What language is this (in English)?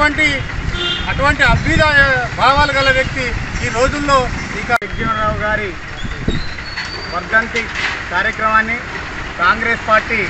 Telugu